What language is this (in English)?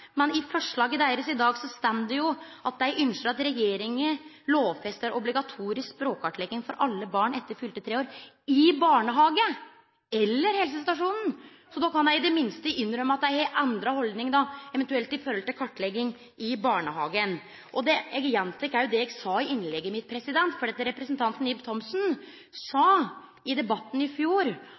Norwegian Nynorsk